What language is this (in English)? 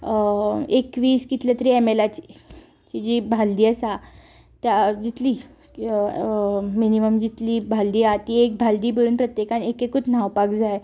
Konkani